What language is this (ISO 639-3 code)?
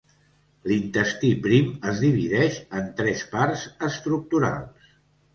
cat